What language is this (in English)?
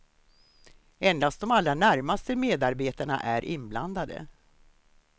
Swedish